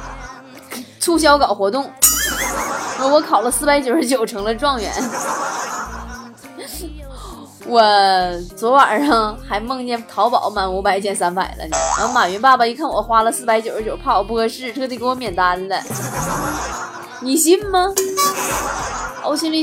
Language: Chinese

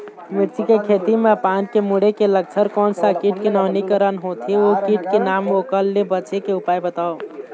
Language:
Chhattisgarhi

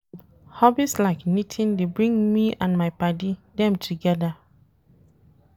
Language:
Nigerian Pidgin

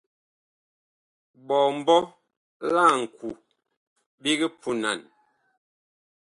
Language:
Bakoko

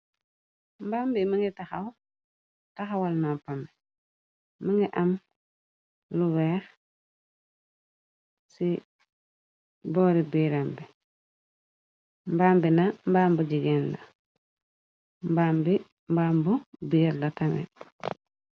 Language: Wolof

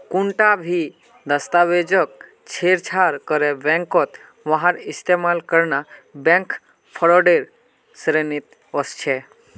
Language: Magahi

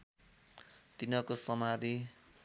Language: Nepali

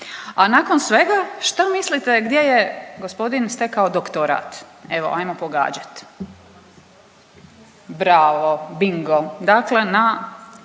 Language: Croatian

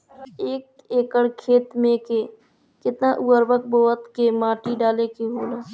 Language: Bhojpuri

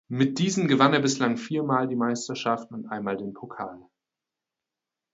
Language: German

